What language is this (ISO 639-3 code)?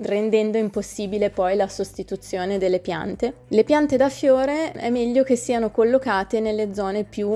ita